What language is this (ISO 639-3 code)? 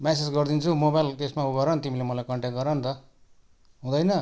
nep